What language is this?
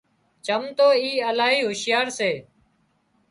Wadiyara Koli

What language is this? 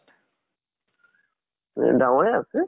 Assamese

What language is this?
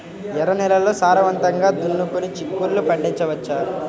Telugu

